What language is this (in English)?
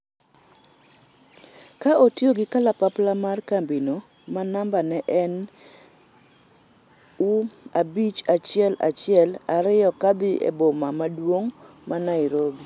Luo (Kenya and Tanzania)